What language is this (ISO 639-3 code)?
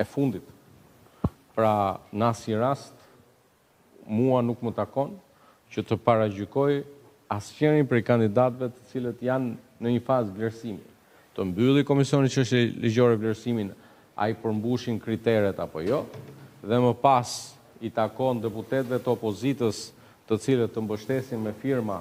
ron